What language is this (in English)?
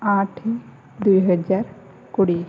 Odia